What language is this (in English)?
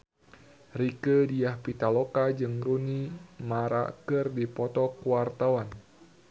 Sundanese